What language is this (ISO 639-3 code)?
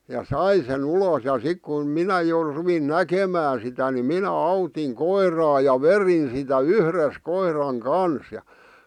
fin